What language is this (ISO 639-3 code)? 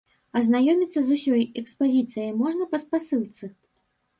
bel